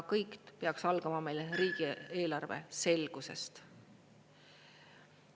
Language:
Estonian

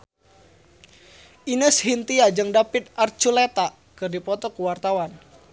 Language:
Sundanese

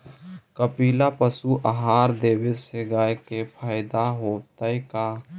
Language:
Magahi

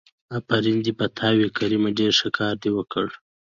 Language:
Pashto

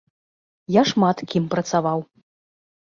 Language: Belarusian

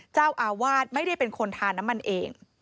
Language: Thai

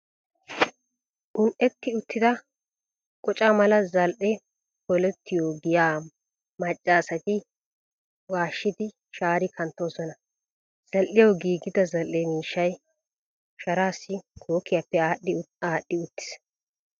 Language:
Wolaytta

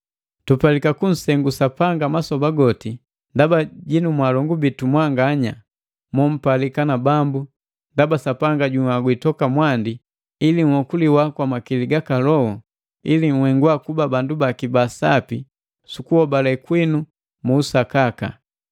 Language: Matengo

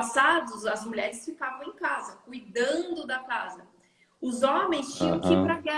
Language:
Portuguese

